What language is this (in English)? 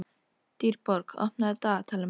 Icelandic